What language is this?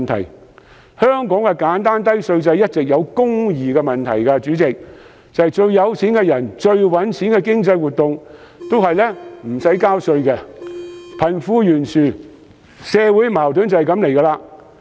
Cantonese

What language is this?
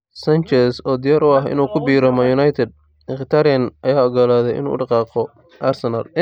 Somali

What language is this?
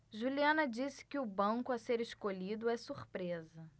Portuguese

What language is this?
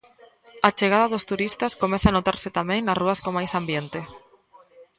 Galician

